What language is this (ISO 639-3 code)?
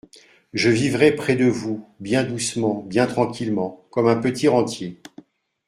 fra